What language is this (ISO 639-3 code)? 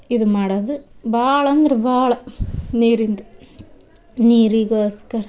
kan